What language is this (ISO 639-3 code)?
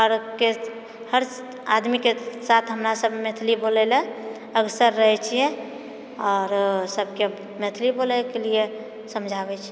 mai